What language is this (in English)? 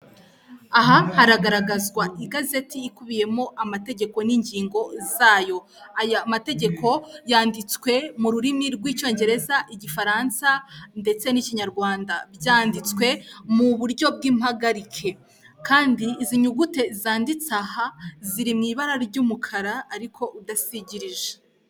Kinyarwanda